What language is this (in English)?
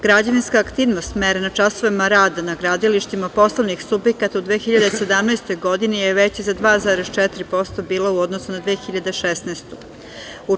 Serbian